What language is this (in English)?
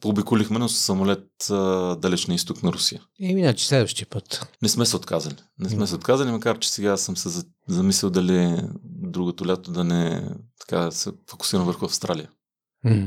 Bulgarian